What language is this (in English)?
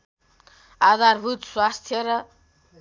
Nepali